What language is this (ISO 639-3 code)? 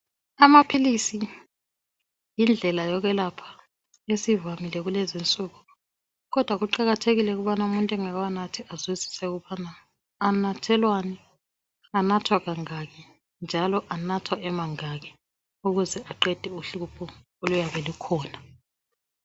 nde